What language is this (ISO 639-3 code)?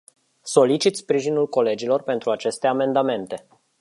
ron